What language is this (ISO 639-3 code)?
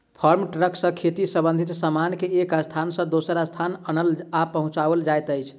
mai